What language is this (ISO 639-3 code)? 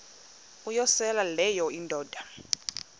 xho